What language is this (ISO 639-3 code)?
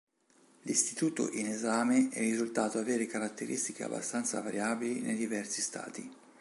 ita